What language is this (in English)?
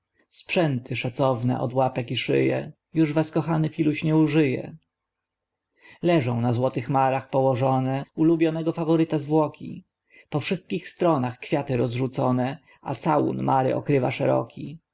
Polish